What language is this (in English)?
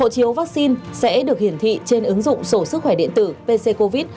Vietnamese